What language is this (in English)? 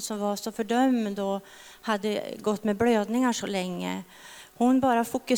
Swedish